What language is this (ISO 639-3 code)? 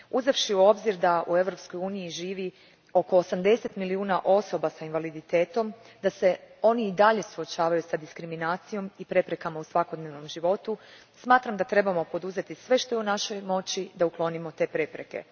hrv